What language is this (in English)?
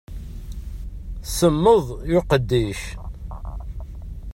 Kabyle